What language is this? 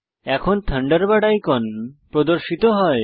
Bangla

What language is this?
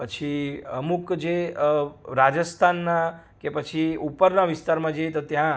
Gujarati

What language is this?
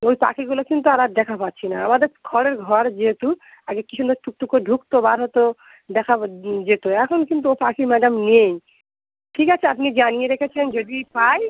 Bangla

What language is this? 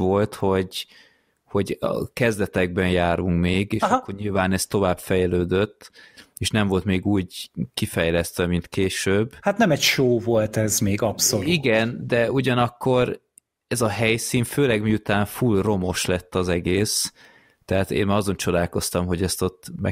Hungarian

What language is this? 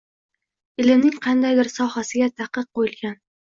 Uzbek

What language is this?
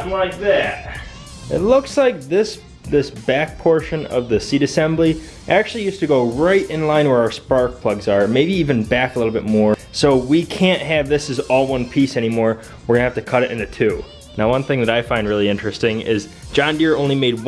English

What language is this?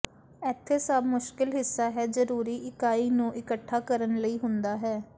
Punjabi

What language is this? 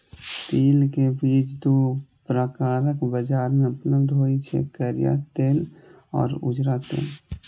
Maithili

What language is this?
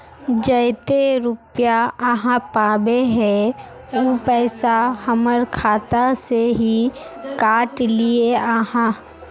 Magahi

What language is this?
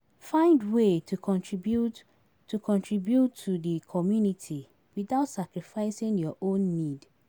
Nigerian Pidgin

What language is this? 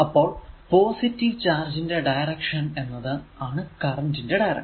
Malayalam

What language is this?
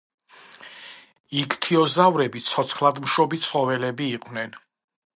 Georgian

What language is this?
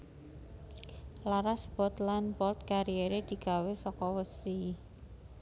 Javanese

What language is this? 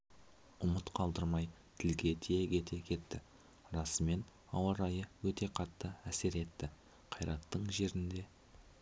Kazakh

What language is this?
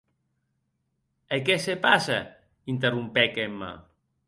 Occitan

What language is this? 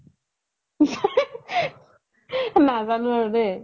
Assamese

